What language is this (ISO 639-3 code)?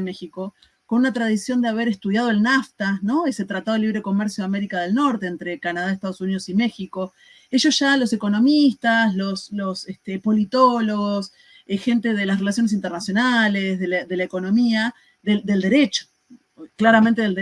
spa